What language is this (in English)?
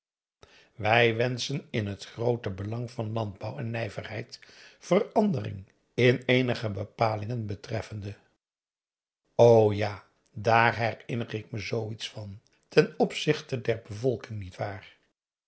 Dutch